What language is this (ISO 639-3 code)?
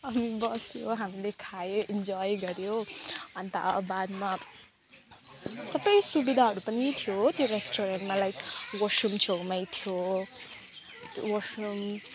nep